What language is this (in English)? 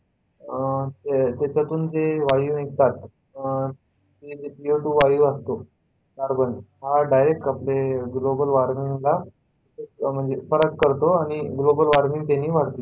Marathi